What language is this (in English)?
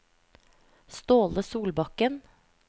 Norwegian